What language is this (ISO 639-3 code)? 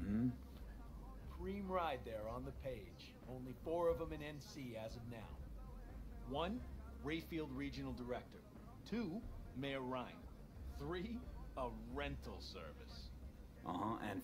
tur